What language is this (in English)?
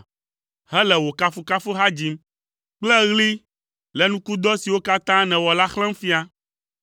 Ewe